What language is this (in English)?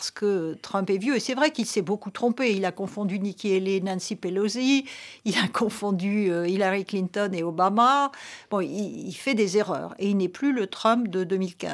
French